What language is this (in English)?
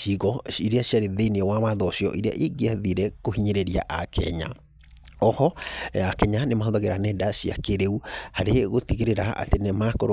Kikuyu